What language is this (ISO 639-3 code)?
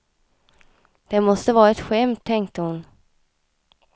swe